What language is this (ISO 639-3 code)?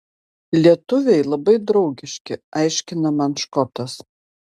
lit